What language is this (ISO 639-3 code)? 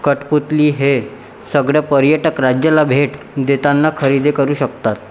mar